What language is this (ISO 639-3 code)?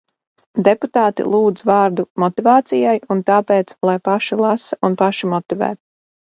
lav